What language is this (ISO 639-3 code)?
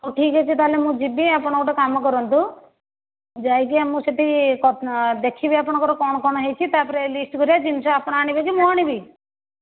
ori